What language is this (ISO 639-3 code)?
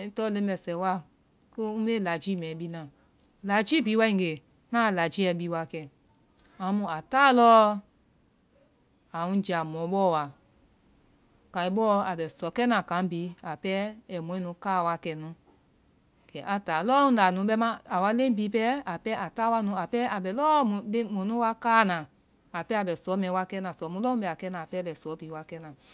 vai